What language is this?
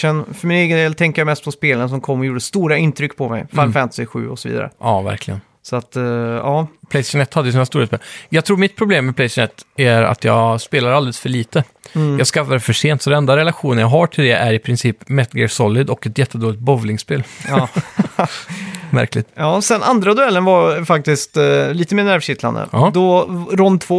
Swedish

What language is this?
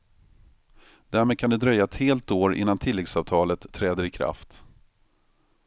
Swedish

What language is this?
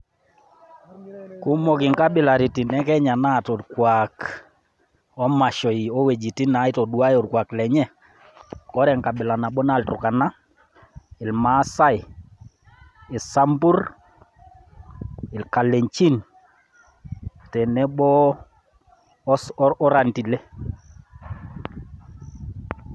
Masai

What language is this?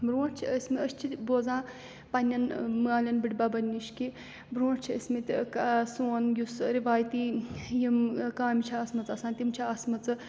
Kashmiri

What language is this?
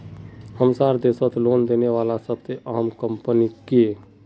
Magahi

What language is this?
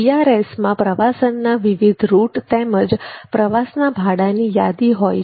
Gujarati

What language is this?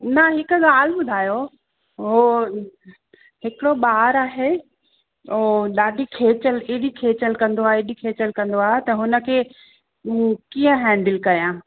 Sindhi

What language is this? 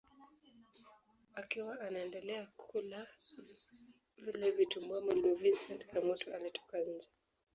Swahili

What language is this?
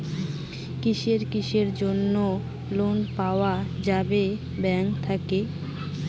Bangla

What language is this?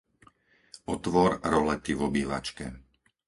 Slovak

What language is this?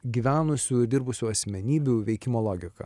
Lithuanian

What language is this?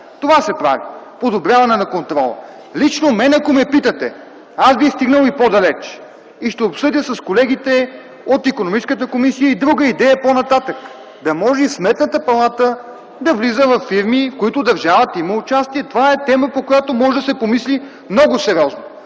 Bulgarian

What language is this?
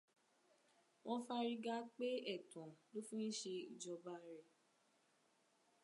Yoruba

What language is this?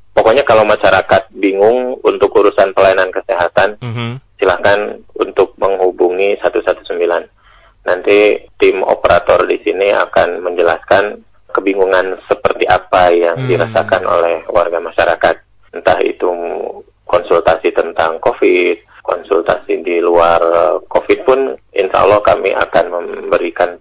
Indonesian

